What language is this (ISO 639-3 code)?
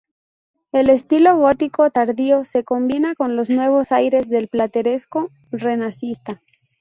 spa